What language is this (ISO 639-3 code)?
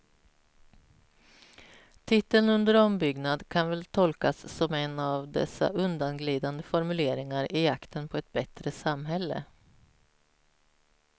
swe